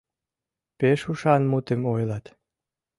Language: Mari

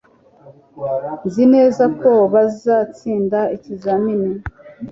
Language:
Kinyarwanda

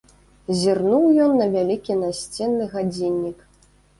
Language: Belarusian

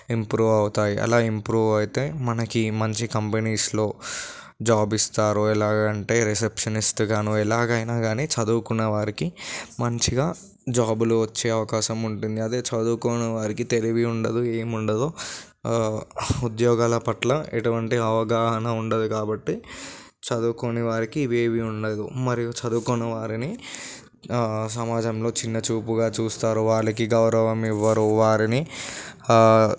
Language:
Telugu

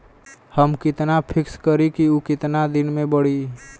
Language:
Bhojpuri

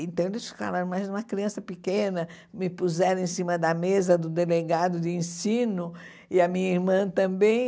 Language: Portuguese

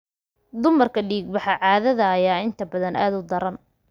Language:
Somali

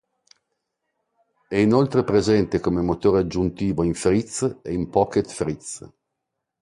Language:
Italian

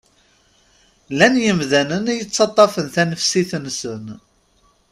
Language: Kabyle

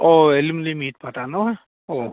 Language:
Assamese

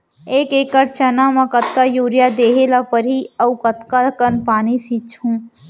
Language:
Chhattisgarhi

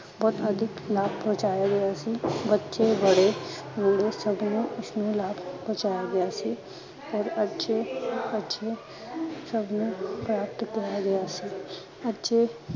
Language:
Punjabi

